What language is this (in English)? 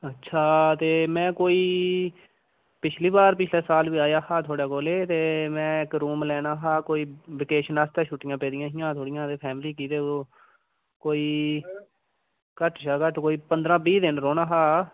Dogri